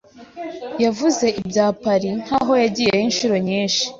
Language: Kinyarwanda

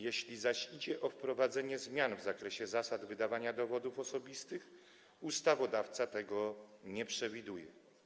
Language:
Polish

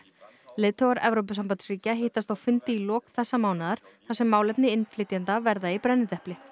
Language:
Icelandic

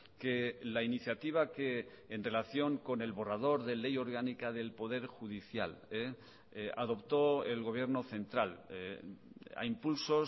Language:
Spanish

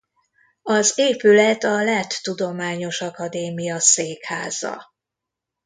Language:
Hungarian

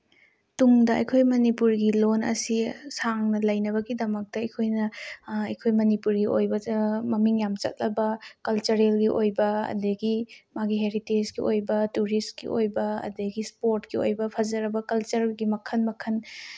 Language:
Manipuri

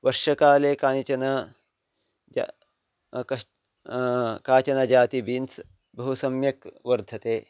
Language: Sanskrit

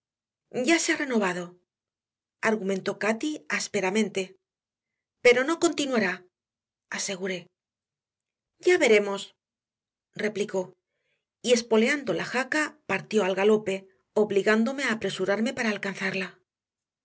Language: Spanish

